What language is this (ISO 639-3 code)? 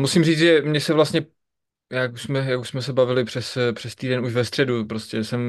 ces